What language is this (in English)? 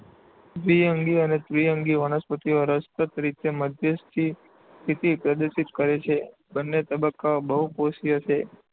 Gujarati